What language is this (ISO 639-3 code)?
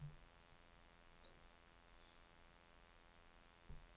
nor